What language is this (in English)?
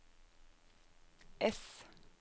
Norwegian